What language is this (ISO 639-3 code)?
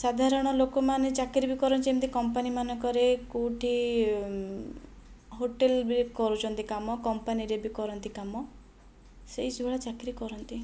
ori